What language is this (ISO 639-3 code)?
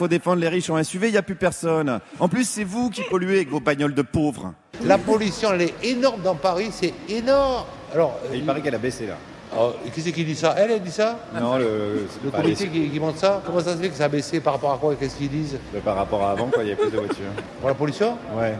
fra